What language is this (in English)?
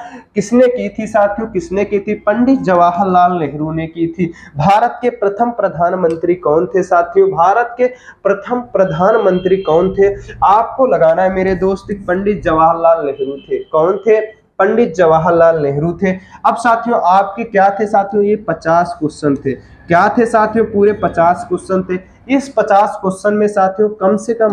Hindi